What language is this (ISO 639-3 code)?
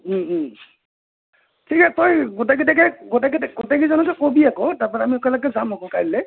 asm